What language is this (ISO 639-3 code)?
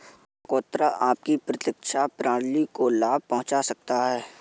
hin